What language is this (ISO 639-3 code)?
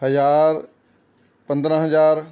pan